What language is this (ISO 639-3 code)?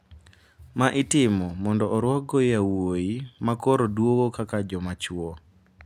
luo